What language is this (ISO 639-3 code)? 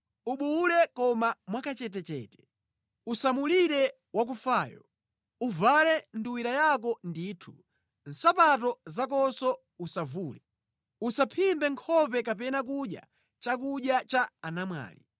nya